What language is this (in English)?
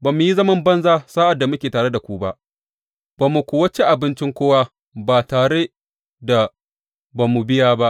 Hausa